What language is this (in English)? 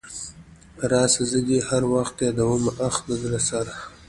Pashto